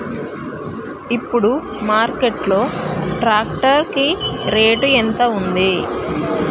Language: Telugu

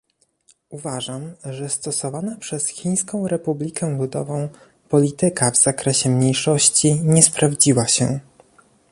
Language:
Polish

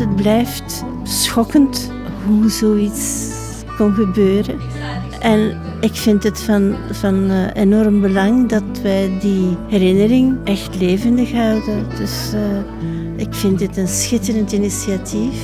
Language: Dutch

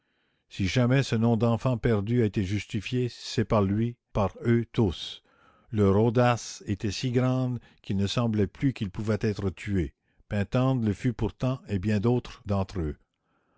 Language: French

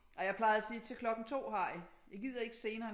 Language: Danish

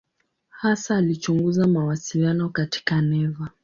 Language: Swahili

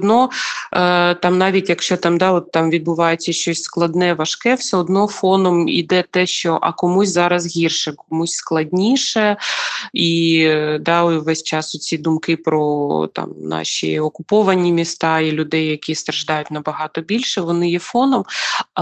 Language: Ukrainian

